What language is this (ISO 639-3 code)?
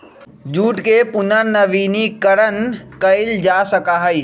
mag